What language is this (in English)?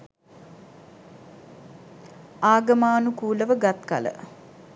Sinhala